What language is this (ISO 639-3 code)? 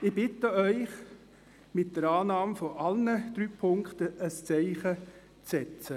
gsw